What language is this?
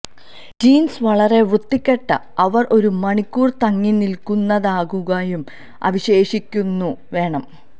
Malayalam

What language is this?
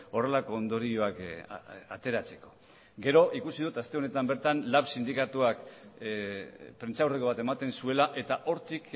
Basque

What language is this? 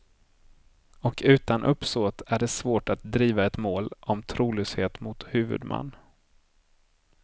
Swedish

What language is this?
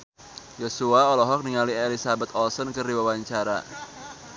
Sundanese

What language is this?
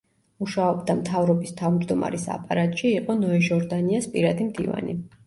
Georgian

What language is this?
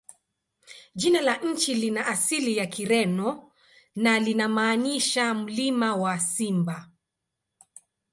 Swahili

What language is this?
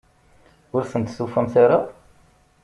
Kabyle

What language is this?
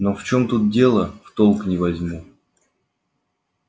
Russian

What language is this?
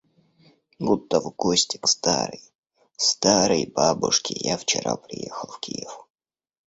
Russian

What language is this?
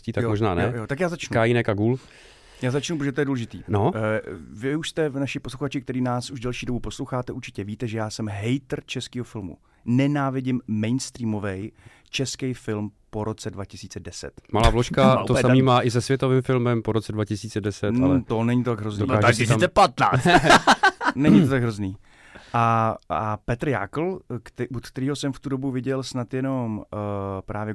Czech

